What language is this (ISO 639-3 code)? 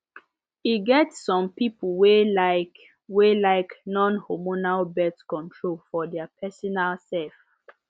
pcm